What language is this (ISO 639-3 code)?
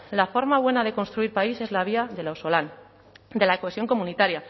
spa